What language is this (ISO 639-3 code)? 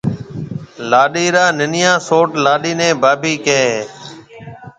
mve